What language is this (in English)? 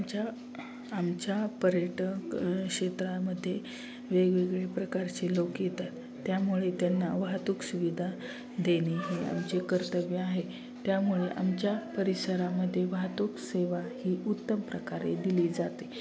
Marathi